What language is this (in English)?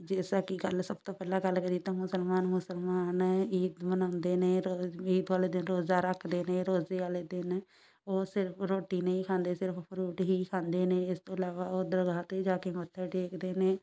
Punjabi